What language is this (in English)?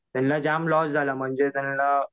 Marathi